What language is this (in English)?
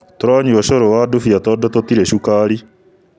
Kikuyu